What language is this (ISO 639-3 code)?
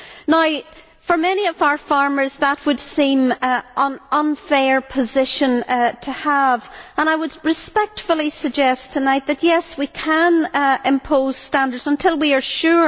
eng